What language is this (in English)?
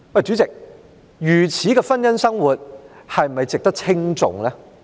Cantonese